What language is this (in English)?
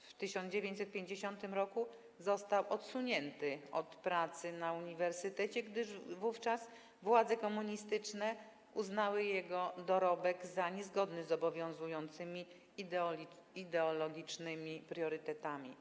Polish